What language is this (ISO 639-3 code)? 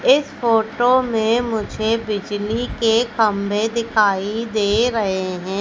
hin